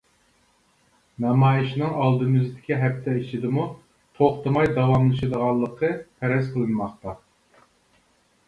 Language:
Uyghur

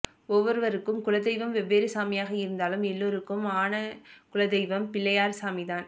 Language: Tamil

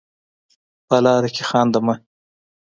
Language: Pashto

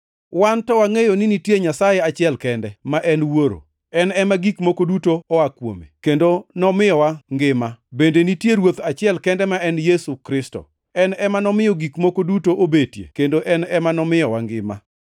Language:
Luo (Kenya and Tanzania)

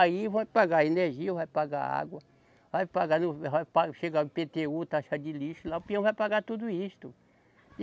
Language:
Portuguese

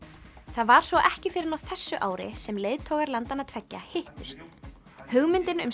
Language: Icelandic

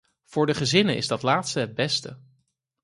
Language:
Dutch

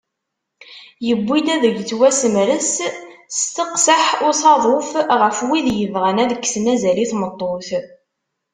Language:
Kabyle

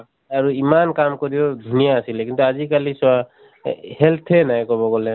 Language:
Assamese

